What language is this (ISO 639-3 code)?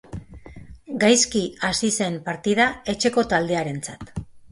eus